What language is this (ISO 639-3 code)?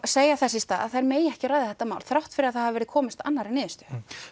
isl